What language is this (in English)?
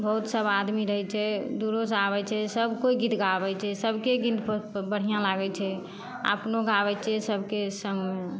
Maithili